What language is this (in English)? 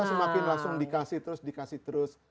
Indonesian